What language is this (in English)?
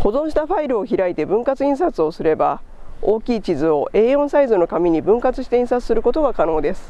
Japanese